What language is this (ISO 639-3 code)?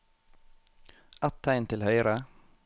nor